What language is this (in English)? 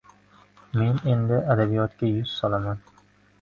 Uzbek